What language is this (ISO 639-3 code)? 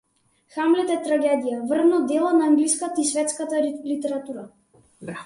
mkd